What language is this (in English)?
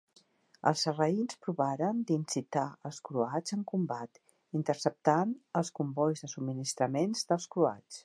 Catalan